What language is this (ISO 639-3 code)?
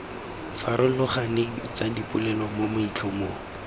tsn